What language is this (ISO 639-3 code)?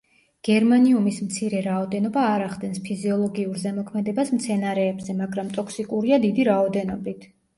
kat